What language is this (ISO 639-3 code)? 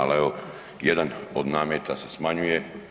hrv